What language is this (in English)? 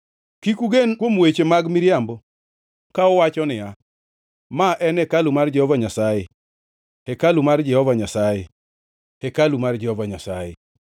Luo (Kenya and Tanzania)